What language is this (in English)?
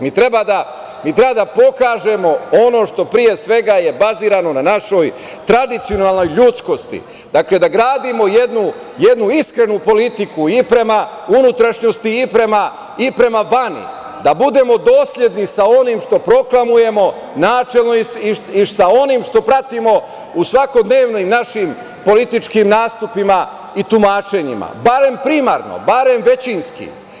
Serbian